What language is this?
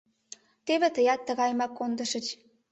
Mari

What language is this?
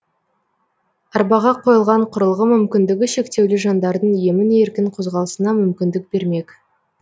Kazakh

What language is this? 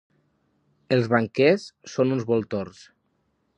Catalan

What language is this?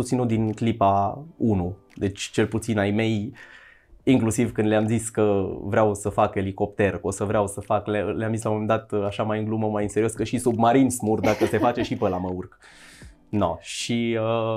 Romanian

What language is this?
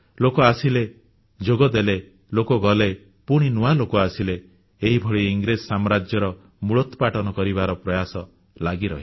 Odia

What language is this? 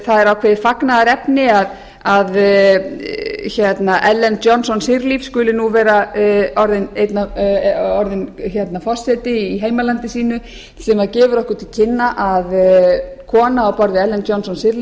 Icelandic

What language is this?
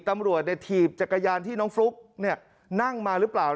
Thai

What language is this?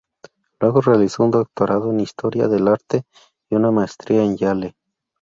Spanish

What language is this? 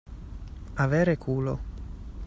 Italian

